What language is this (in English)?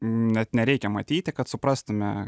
Lithuanian